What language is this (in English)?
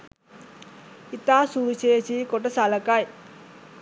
Sinhala